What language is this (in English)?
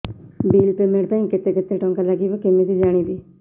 Odia